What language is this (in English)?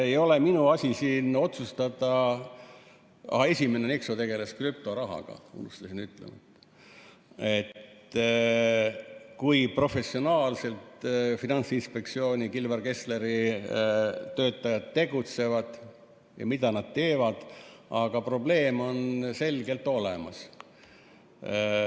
Estonian